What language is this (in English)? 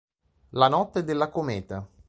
Italian